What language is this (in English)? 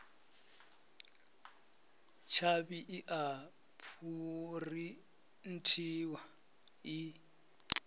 Venda